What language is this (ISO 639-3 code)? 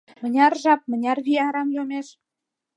chm